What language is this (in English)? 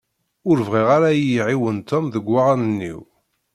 Kabyle